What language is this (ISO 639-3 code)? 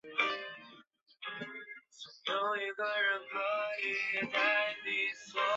zho